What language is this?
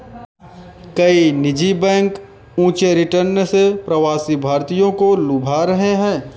Hindi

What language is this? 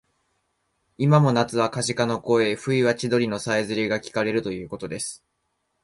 Japanese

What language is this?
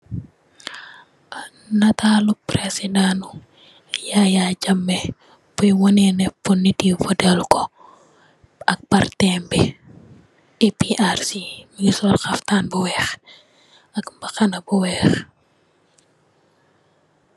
Wolof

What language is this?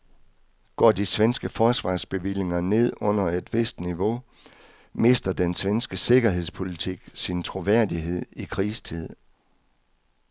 Danish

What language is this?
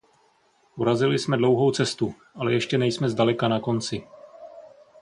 Czech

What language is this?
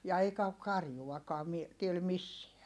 Finnish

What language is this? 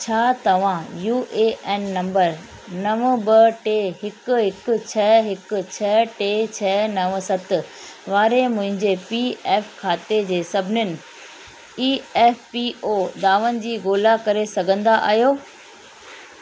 Sindhi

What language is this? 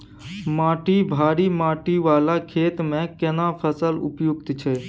Maithili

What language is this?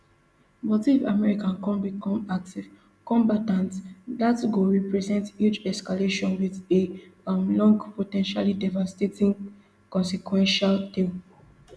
Nigerian Pidgin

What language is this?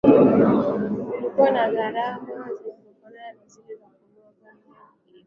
Swahili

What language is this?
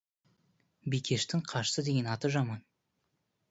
Kazakh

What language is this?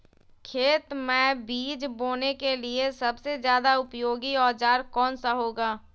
Magahi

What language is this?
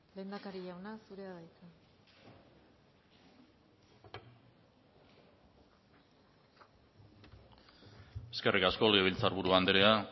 Basque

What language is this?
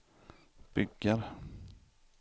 Swedish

